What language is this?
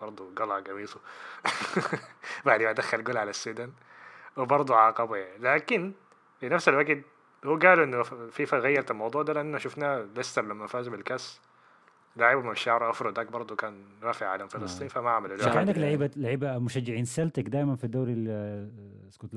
Arabic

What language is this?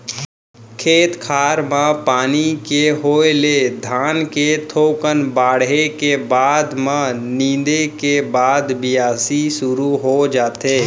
Chhattisgarhi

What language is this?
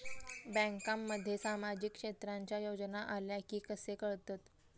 Marathi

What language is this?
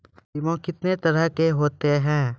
Maithili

